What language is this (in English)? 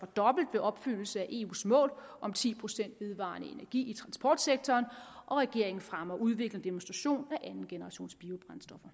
Danish